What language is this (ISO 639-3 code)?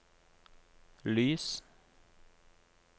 nor